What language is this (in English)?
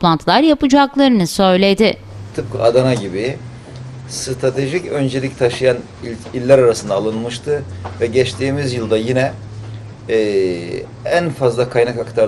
Turkish